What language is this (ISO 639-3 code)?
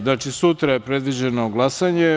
srp